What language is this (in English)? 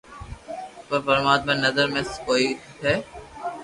Loarki